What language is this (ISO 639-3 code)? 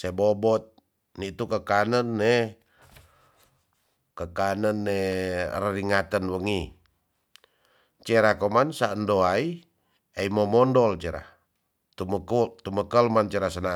txs